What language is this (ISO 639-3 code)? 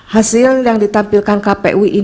ind